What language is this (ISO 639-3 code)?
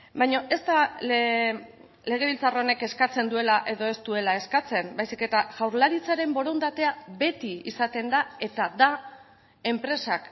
eus